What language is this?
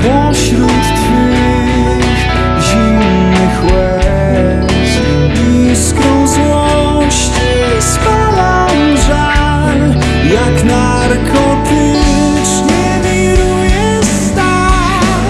Polish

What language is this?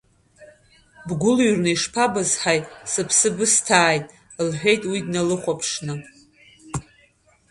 Abkhazian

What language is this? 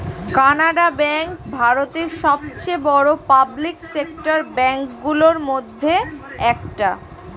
Bangla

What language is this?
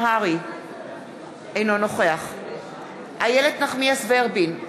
Hebrew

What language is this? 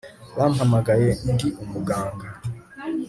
Kinyarwanda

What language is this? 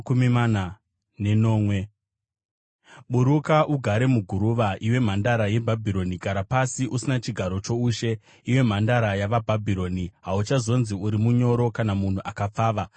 Shona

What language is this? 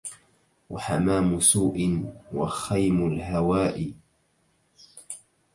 Arabic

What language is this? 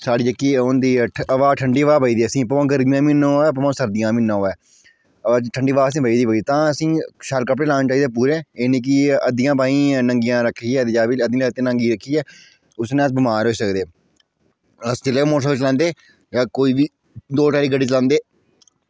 Dogri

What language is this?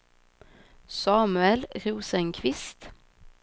Swedish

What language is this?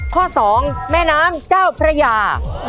Thai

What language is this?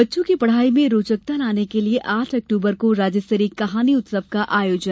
Hindi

